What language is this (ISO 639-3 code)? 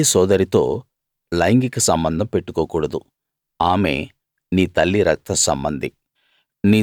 tel